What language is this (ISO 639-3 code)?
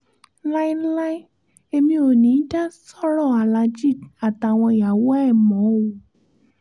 yor